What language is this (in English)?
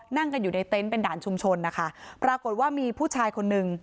Thai